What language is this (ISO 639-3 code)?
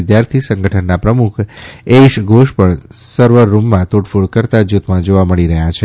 guj